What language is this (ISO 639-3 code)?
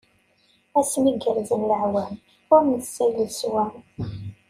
kab